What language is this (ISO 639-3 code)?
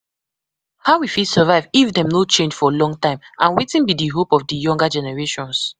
pcm